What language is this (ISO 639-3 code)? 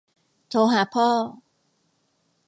tha